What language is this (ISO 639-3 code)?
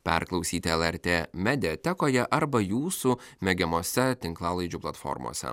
lit